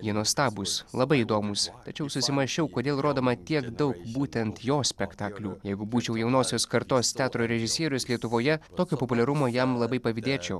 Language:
Lithuanian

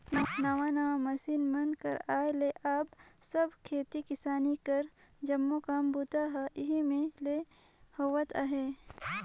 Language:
Chhattisgarhi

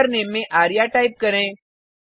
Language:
Hindi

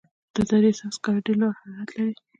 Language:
Pashto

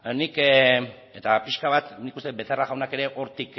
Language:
Basque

